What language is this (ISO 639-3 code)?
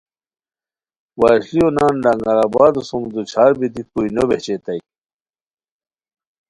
khw